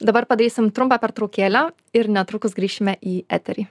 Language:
Lithuanian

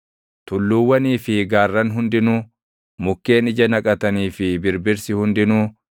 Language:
Oromo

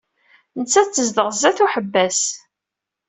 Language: Kabyle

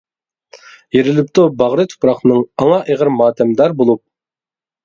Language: Uyghur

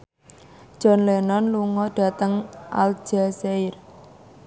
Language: Javanese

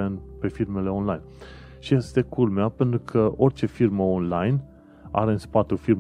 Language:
Romanian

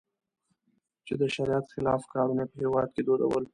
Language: Pashto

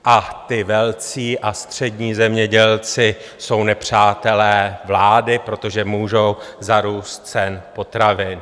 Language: Czech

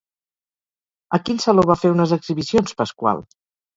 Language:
Catalan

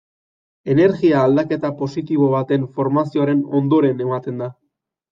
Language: Basque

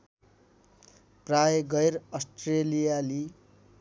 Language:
Nepali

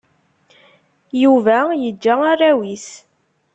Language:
Kabyle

